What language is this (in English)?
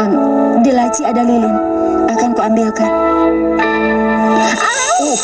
Indonesian